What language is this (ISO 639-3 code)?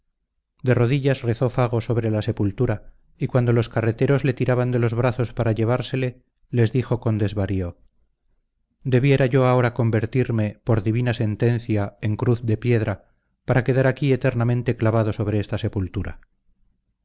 spa